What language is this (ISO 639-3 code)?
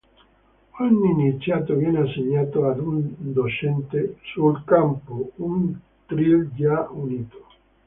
ita